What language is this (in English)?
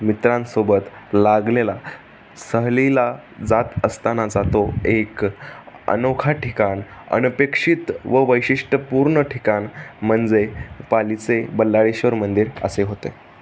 Marathi